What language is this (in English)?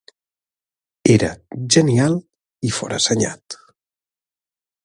Catalan